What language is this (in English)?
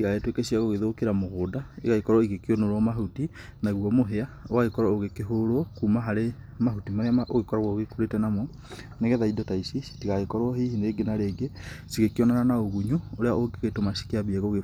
Kikuyu